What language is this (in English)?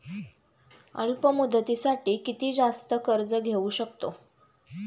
Marathi